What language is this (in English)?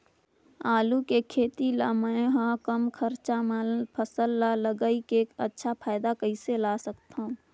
Chhattisgarhi